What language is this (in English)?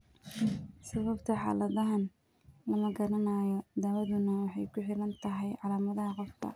Somali